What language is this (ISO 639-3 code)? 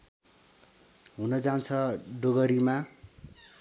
nep